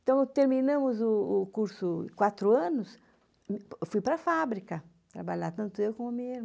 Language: Portuguese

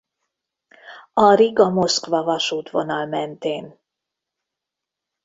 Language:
Hungarian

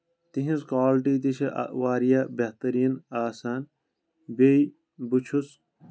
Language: Kashmiri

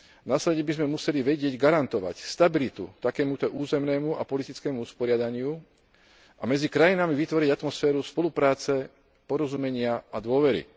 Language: Slovak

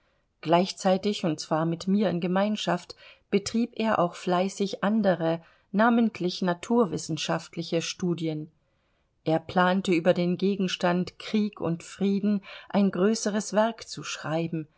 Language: German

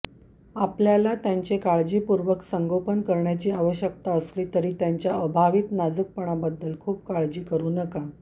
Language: Marathi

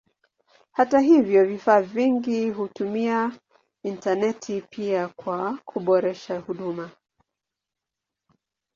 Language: Swahili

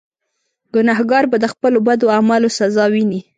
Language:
Pashto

